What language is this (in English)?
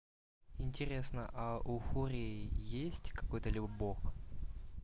Russian